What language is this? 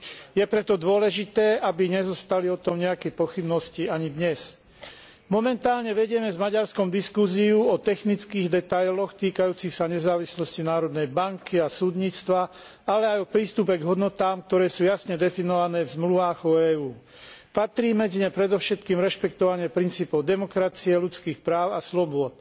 Slovak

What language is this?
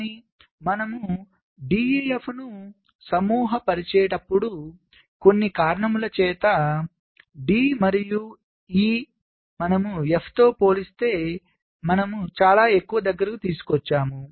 Telugu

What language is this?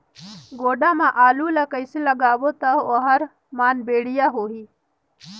Chhattisgarhi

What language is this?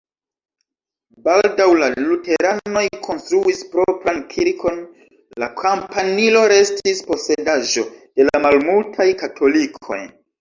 Esperanto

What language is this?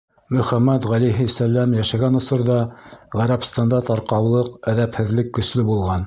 Bashkir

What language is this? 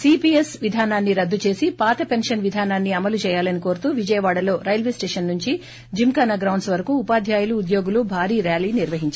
Telugu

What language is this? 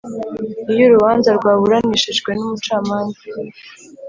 Kinyarwanda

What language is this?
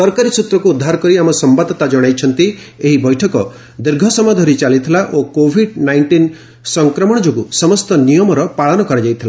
Odia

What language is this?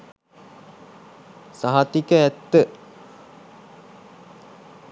Sinhala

